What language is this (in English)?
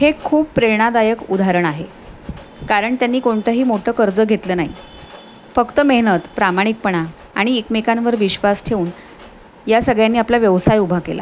Marathi